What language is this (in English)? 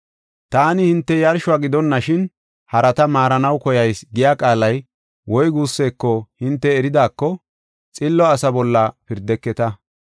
Gofa